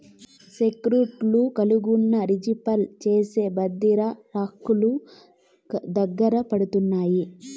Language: Telugu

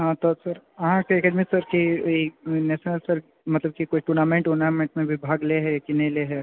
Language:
Maithili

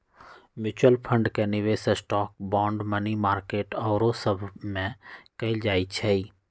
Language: Magahi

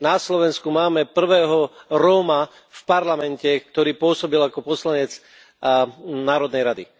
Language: Slovak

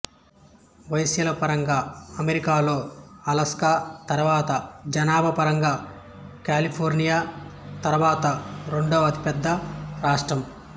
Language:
Telugu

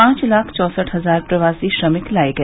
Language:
Hindi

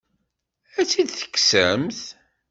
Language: Kabyle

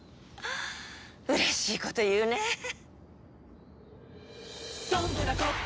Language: Japanese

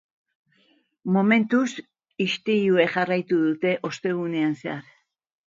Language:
Basque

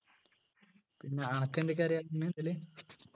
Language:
Malayalam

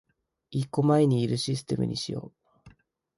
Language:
Japanese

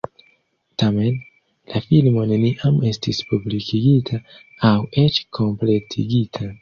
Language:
Esperanto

